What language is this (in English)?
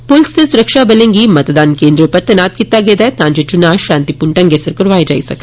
Dogri